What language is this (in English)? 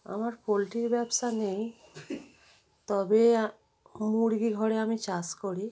Bangla